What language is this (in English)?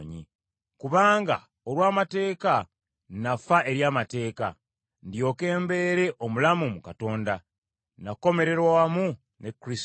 Ganda